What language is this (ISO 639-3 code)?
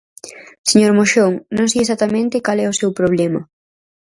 glg